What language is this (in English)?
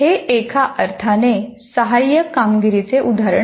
Marathi